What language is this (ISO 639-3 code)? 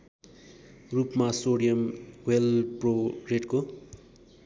nep